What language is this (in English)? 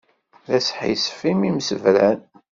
Kabyle